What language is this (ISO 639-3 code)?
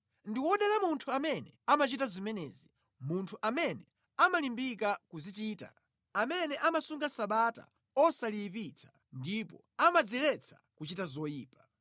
nya